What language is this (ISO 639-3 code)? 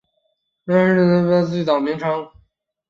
zho